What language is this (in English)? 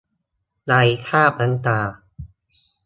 Thai